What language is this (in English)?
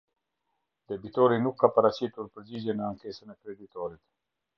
Albanian